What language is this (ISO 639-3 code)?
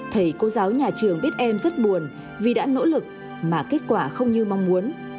vie